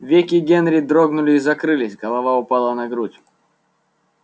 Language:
Russian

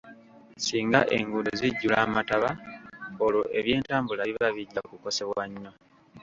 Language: Ganda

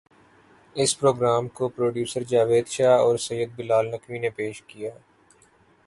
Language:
Urdu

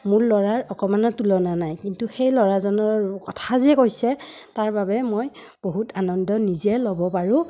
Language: Assamese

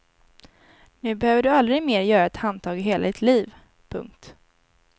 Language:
Swedish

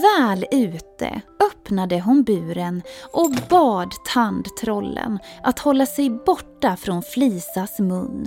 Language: Swedish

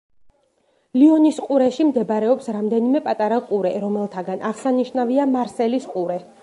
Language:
Georgian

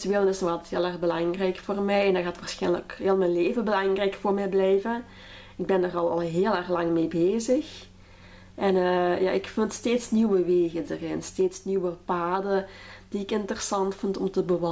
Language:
Dutch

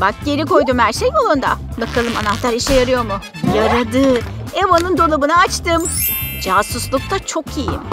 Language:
Turkish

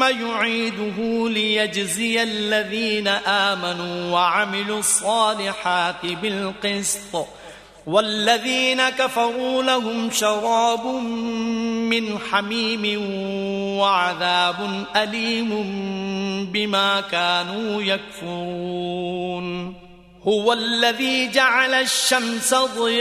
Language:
Korean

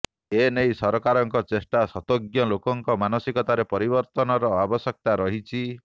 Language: Odia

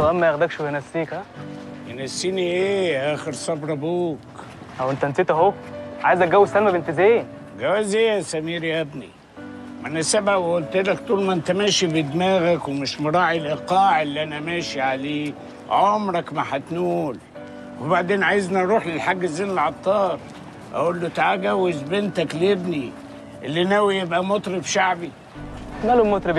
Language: Arabic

